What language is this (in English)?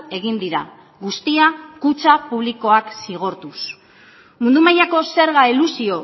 Basque